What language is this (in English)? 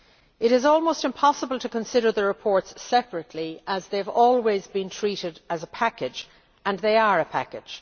English